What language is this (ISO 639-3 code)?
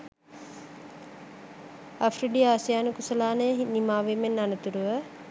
sin